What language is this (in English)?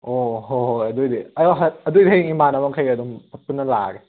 Manipuri